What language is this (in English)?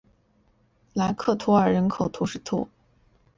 Chinese